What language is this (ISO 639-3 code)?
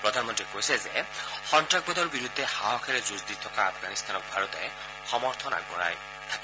asm